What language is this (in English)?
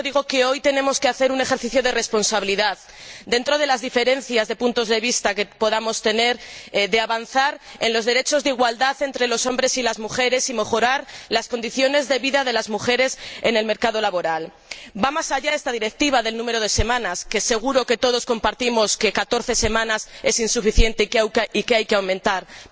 Spanish